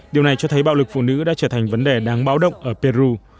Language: Vietnamese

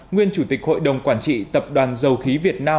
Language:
Vietnamese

